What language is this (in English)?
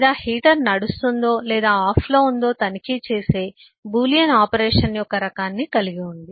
Telugu